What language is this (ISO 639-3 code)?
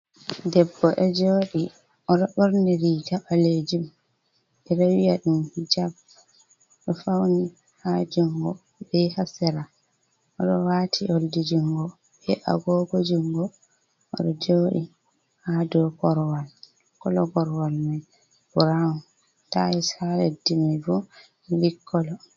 ful